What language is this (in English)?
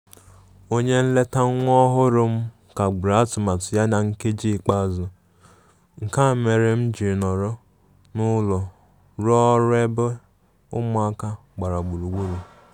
Igbo